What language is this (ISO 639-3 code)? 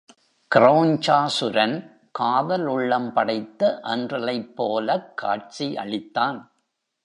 tam